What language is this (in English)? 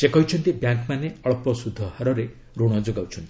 Odia